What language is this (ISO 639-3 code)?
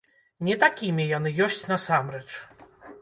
bel